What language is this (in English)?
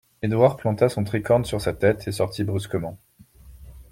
French